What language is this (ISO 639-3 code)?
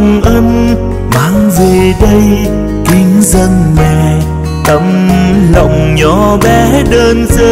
vie